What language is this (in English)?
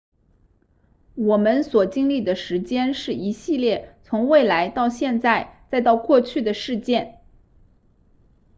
Chinese